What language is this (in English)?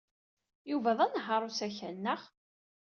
Kabyle